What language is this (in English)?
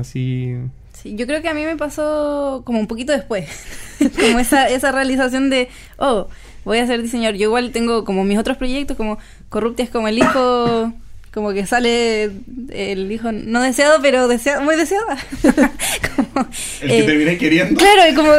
Spanish